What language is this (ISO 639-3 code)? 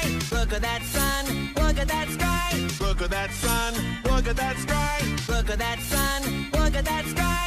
eng